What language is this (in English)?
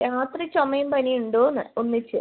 Malayalam